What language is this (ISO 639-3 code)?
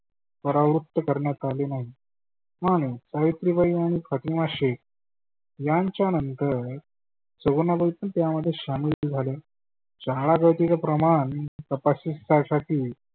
mar